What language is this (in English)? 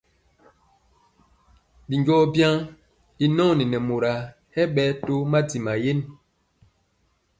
Mpiemo